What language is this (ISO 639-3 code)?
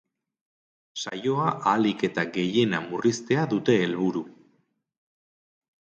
eus